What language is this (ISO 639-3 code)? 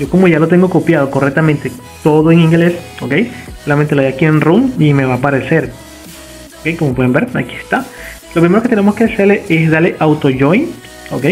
spa